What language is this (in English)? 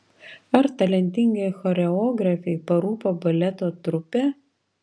Lithuanian